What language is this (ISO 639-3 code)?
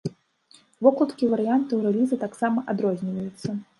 bel